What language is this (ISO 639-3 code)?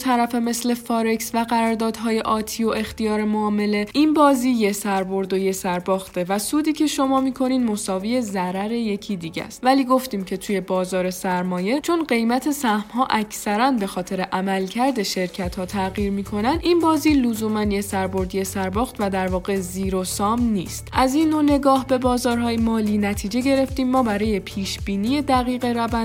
fas